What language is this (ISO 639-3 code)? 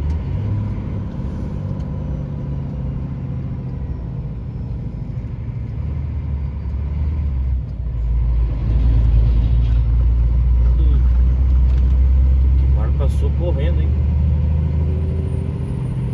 por